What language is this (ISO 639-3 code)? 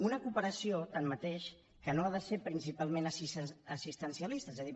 cat